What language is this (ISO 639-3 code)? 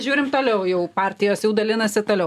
lit